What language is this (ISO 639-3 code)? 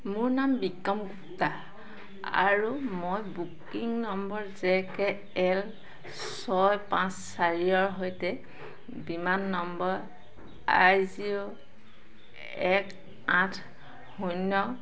asm